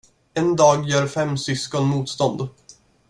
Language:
Swedish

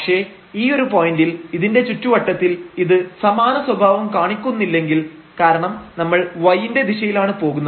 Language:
Malayalam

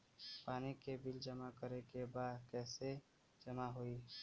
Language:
Bhojpuri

